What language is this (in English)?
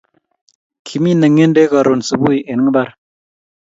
Kalenjin